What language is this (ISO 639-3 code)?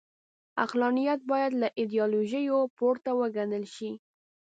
pus